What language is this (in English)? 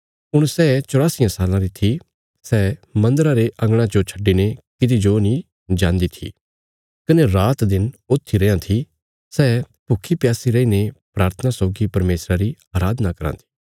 Bilaspuri